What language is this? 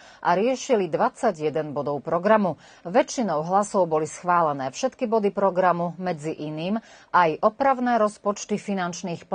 Slovak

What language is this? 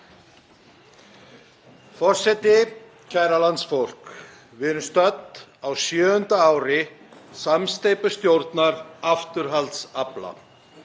Icelandic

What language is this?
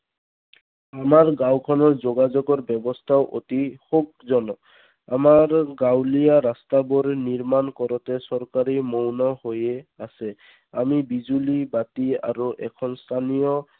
Assamese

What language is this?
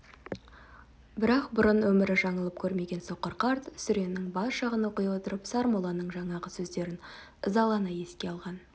Kazakh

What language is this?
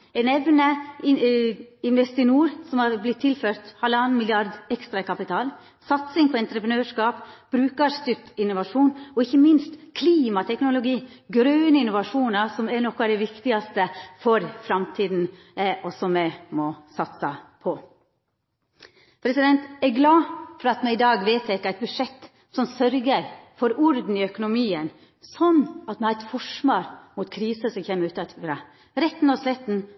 Norwegian Nynorsk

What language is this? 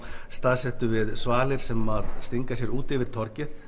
Icelandic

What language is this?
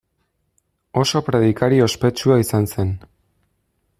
Basque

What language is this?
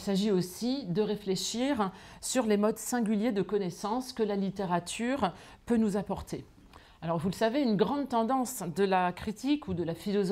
French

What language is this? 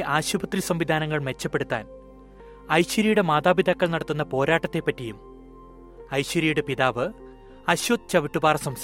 Malayalam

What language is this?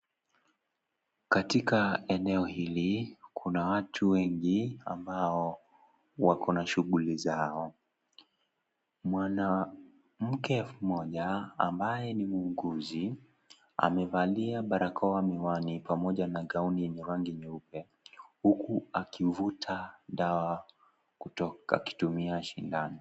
Swahili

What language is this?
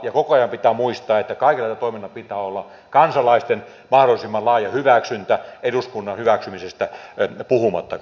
Finnish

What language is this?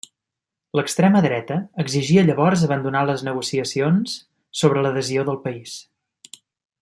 Catalan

